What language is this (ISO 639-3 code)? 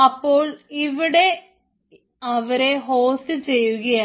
mal